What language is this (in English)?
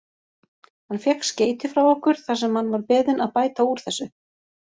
Icelandic